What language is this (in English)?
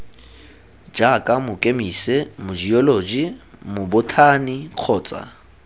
Tswana